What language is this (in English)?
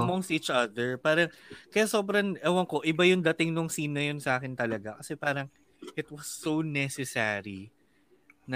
Filipino